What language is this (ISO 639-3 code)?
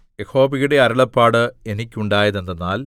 mal